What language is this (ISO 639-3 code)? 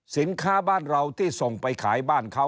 tha